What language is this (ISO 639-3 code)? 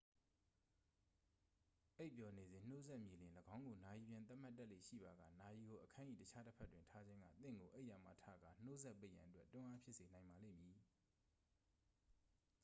mya